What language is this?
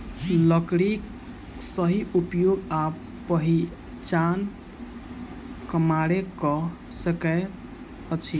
Maithili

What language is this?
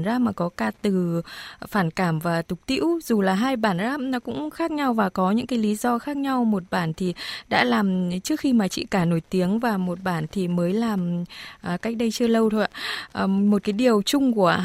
Vietnamese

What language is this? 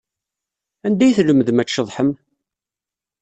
Kabyle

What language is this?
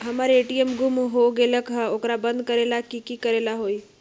Magahi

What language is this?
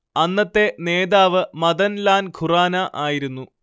Malayalam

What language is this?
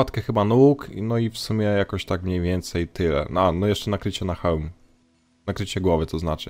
Polish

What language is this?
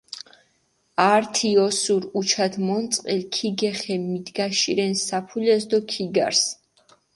Mingrelian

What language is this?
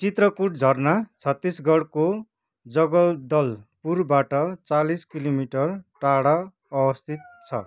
Nepali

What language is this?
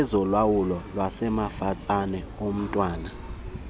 Xhosa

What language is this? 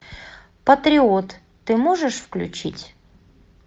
Russian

